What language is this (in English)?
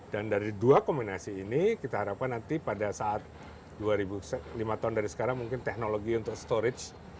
Indonesian